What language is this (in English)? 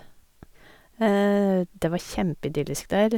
Norwegian